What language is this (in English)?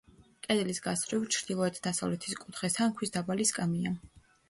Georgian